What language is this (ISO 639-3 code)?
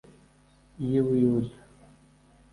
kin